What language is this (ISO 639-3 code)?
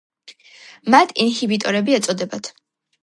kat